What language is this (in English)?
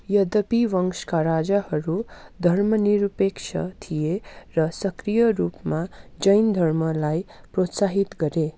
Nepali